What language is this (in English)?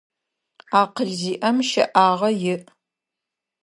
Adyghe